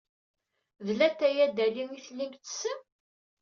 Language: Kabyle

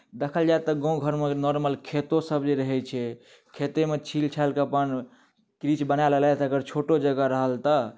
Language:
Maithili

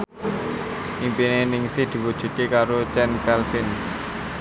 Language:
Javanese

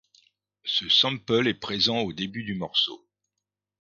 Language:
French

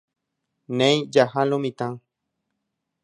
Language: Guarani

